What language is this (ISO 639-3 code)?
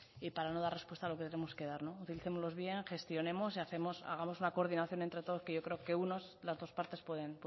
spa